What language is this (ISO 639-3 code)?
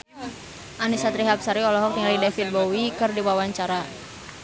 sun